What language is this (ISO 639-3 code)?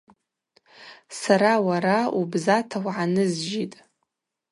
abq